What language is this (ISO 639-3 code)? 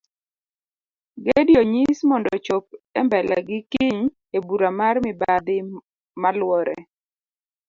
luo